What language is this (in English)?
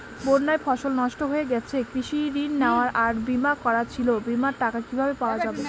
Bangla